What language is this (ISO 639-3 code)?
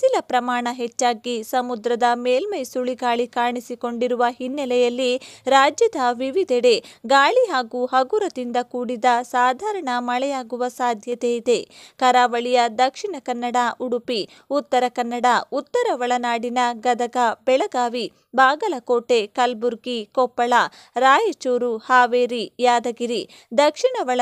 ara